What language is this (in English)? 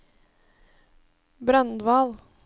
Norwegian